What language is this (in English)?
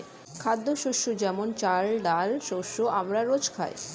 Bangla